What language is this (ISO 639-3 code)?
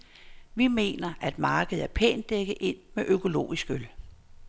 dan